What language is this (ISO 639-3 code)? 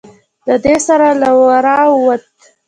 pus